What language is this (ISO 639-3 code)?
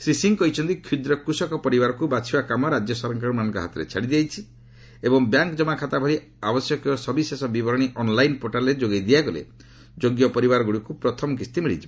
ori